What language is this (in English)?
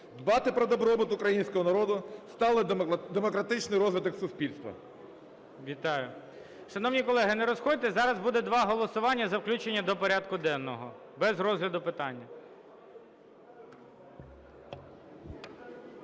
Ukrainian